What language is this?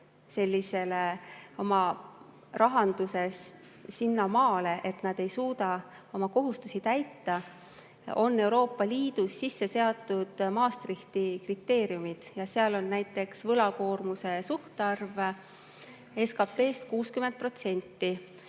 Estonian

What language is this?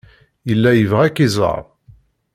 Kabyle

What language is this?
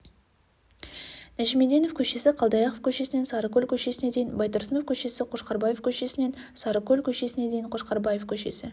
Kazakh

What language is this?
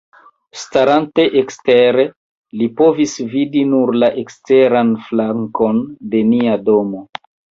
Esperanto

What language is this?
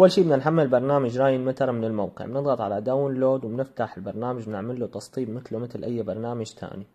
Arabic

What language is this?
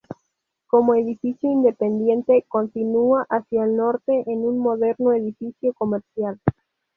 Spanish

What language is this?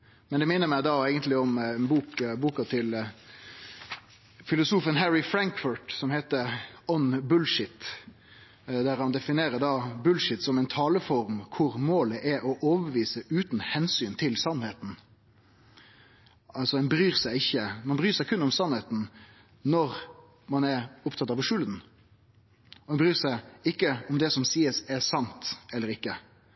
Norwegian Nynorsk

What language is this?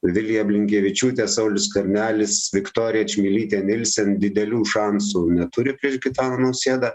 Lithuanian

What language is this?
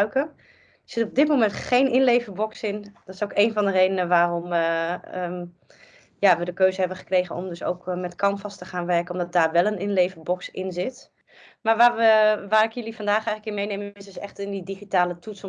Dutch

